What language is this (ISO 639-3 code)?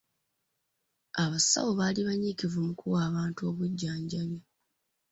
lug